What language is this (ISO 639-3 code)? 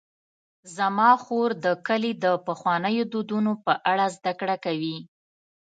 pus